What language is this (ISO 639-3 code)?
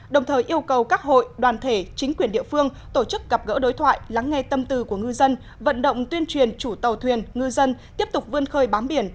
vie